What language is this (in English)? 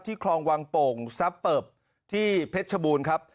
Thai